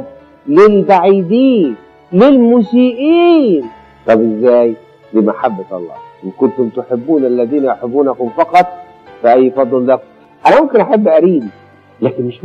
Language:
Arabic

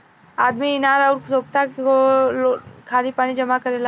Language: Bhojpuri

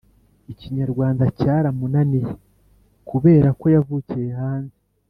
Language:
Kinyarwanda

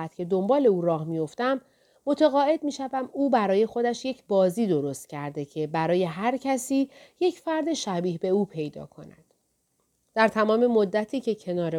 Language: Persian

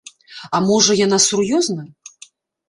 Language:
Belarusian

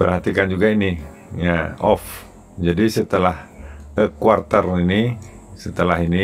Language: Indonesian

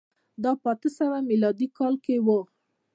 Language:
Pashto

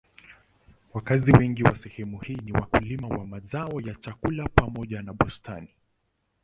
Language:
Swahili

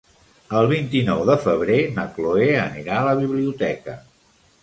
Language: Catalan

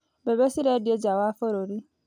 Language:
Kikuyu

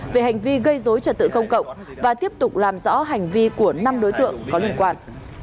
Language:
Vietnamese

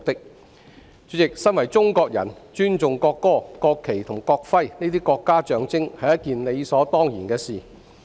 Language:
Cantonese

